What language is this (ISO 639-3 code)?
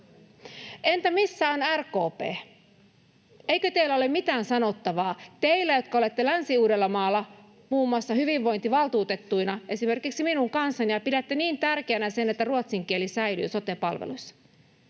fin